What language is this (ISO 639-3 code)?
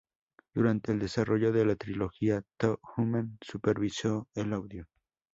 spa